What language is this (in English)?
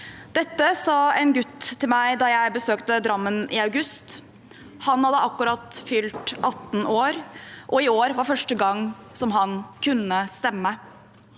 Norwegian